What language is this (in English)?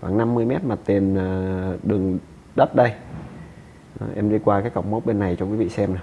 Vietnamese